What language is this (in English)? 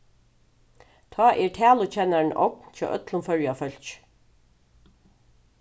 Faroese